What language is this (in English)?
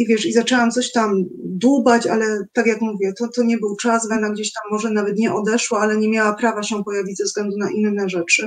Polish